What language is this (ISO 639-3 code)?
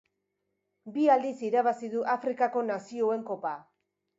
eus